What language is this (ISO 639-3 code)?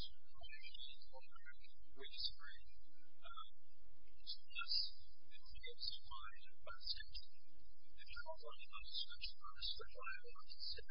eng